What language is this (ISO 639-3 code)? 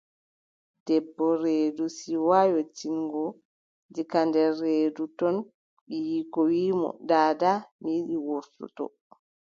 fub